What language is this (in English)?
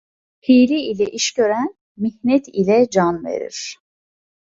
Turkish